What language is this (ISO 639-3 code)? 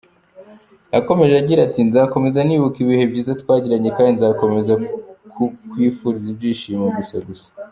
kin